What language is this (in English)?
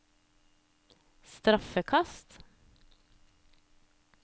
Norwegian